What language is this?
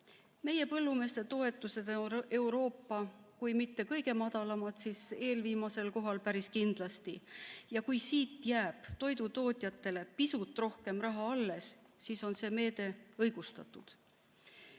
Estonian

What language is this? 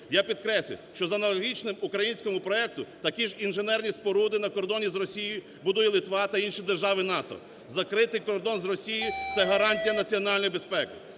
Ukrainian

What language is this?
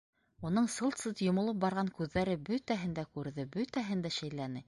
Bashkir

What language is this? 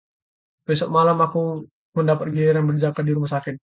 Indonesian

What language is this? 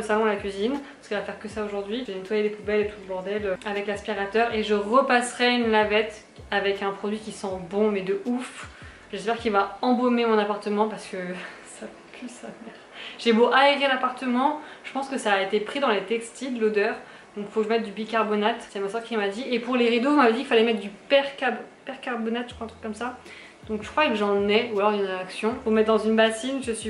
French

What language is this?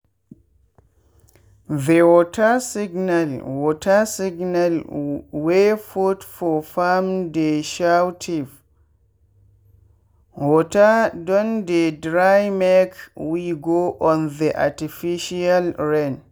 Nigerian Pidgin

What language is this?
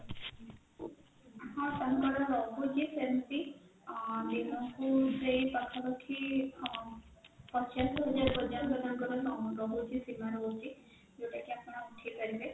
Odia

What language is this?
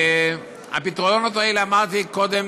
Hebrew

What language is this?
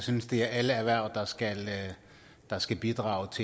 Danish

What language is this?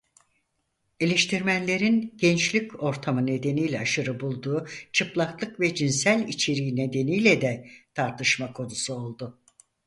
Turkish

